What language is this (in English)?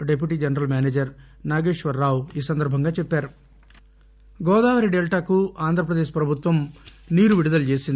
Telugu